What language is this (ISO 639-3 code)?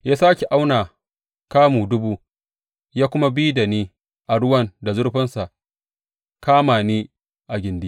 hau